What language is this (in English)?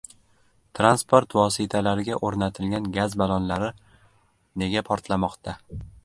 Uzbek